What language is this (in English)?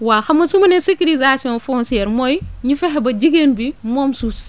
Wolof